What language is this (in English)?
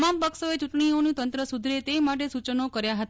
Gujarati